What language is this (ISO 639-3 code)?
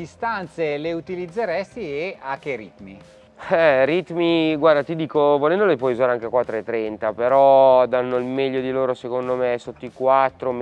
ita